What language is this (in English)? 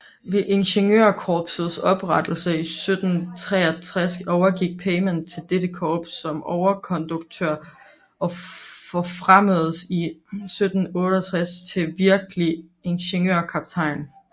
Danish